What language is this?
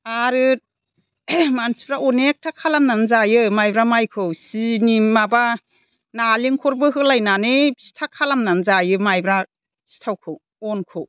Bodo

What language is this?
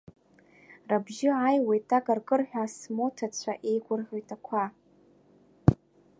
Abkhazian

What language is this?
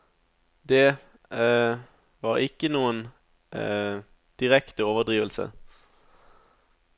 Norwegian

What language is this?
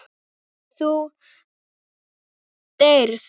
Icelandic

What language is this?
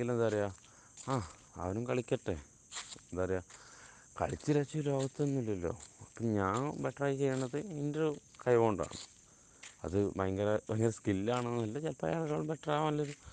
Malayalam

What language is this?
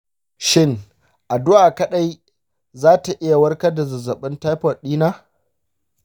Hausa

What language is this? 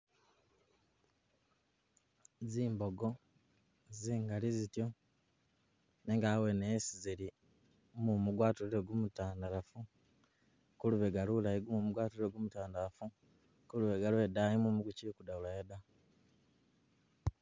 Masaaba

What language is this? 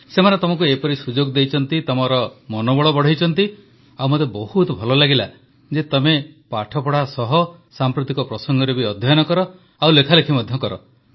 Odia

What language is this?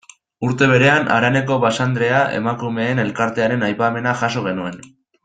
Basque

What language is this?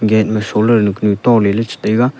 Wancho Naga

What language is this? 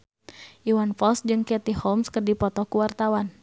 Sundanese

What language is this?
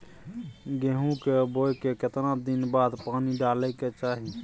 Maithili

